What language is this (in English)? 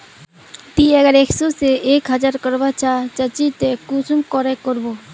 Magahi